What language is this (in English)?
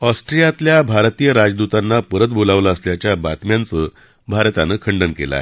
Marathi